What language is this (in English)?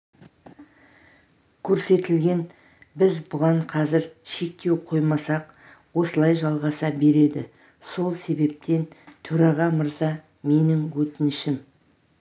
Kazakh